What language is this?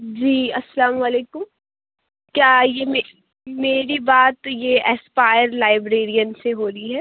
Urdu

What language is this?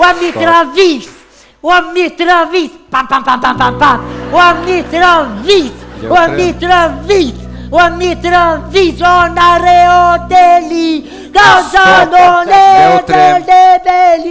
Romanian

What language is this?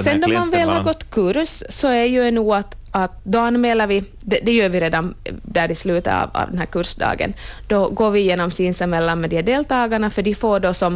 Swedish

